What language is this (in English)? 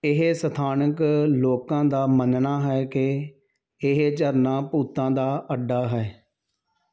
Punjabi